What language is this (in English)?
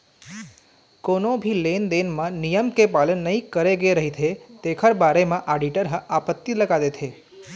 Chhattisgarhi